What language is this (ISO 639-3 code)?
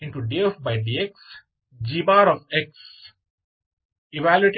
kan